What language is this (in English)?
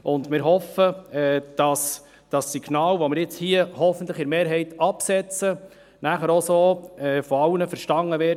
Swiss German